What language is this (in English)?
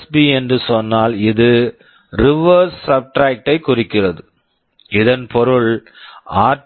Tamil